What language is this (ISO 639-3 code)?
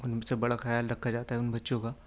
urd